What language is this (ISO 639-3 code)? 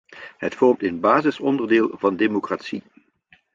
nld